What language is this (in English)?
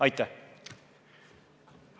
Estonian